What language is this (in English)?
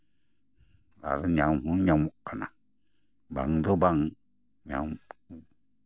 Santali